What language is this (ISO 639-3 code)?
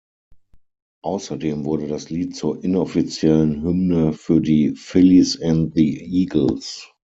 deu